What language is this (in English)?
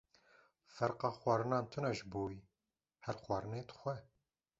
Kurdish